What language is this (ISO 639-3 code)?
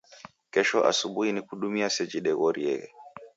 dav